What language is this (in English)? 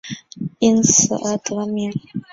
Chinese